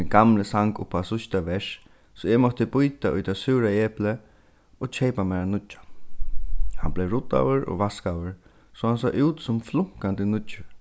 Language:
Faroese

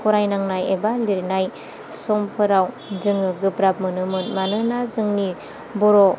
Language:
Bodo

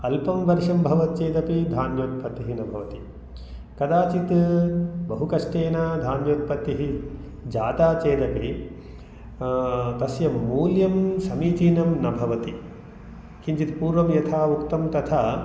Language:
Sanskrit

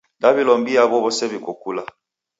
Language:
Taita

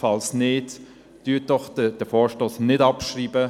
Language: Swiss German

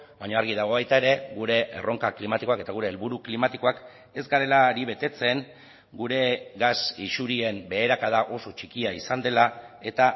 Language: Basque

